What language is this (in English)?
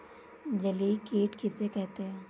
Hindi